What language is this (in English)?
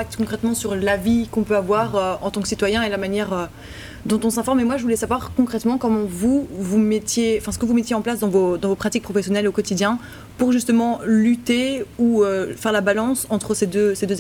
French